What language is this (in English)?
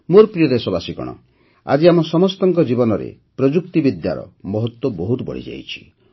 Odia